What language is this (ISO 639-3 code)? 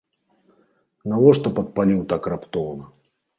bel